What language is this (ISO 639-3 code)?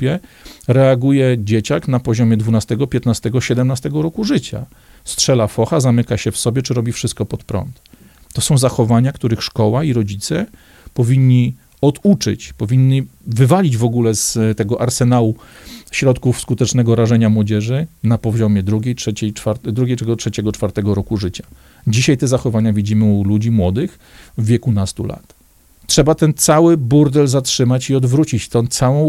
pol